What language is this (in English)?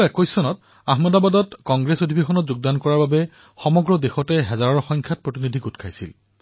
Assamese